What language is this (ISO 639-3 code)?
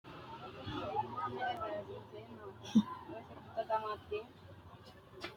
sid